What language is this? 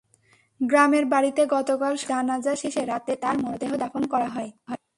Bangla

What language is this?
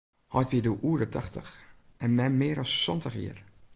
Western Frisian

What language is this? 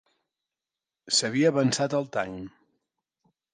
Catalan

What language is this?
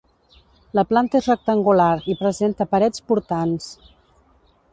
Catalan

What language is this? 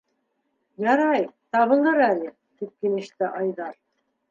Bashkir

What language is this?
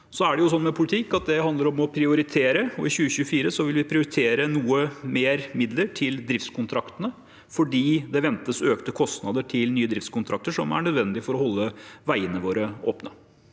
Norwegian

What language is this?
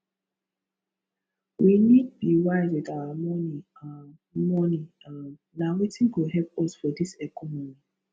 Nigerian Pidgin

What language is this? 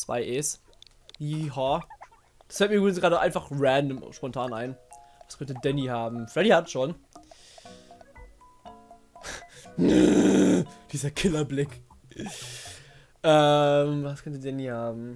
German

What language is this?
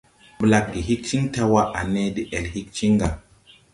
Tupuri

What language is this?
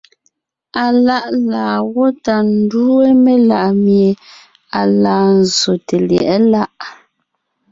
Ngiemboon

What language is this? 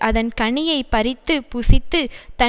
Tamil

